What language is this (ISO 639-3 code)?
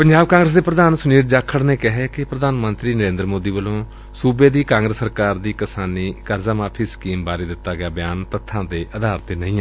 pan